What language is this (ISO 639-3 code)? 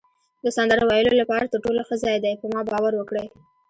pus